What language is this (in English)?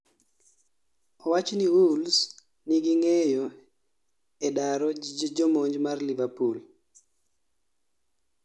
Luo (Kenya and Tanzania)